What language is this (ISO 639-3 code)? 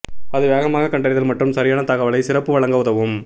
tam